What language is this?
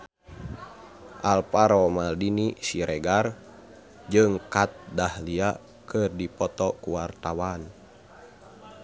Sundanese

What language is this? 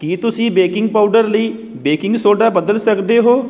Punjabi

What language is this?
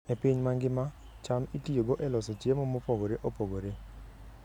Luo (Kenya and Tanzania)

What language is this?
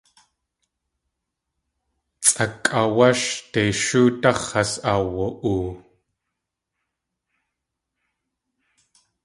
Tlingit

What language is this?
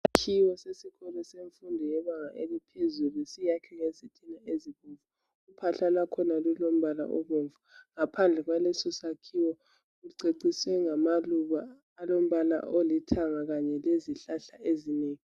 North Ndebele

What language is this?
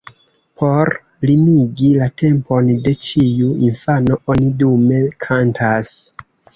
Esperanto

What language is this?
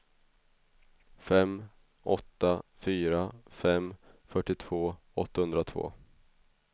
Swedish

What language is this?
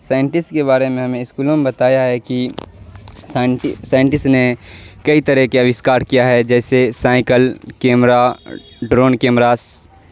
Urdu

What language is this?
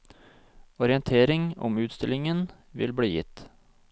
Norwegian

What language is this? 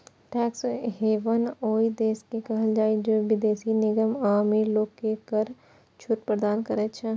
Maithili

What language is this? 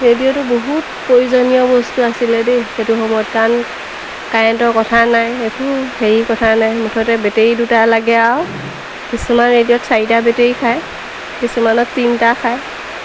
Assamese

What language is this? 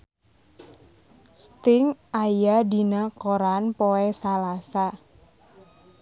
Sundanese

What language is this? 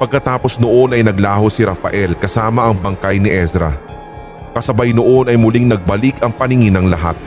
Filipino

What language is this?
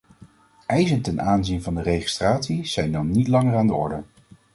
Dutch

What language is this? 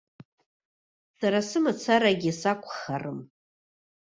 Abkhazian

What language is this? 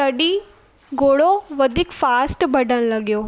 Sindhi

